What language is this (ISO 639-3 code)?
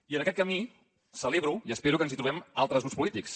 cat